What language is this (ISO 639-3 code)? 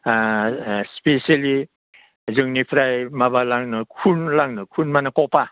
brx